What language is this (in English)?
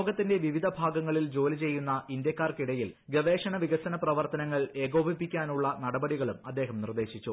Malayalam